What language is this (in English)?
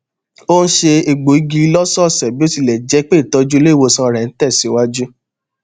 Yoruba